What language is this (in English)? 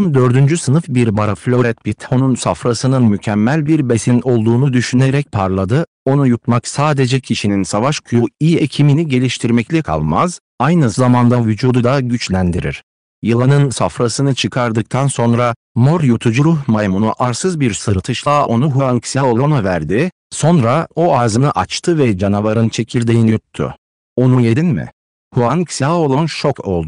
Turkish